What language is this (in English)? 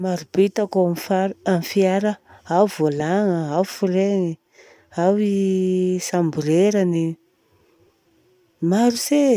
Southern Betsimisaraka Malagasy